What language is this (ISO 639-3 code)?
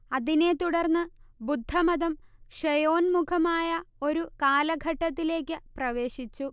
mal